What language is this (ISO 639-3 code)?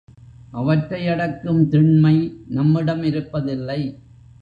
tam